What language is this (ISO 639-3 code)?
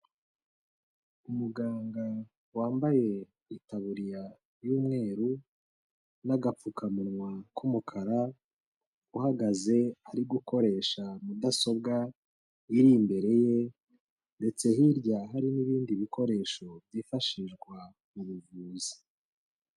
kin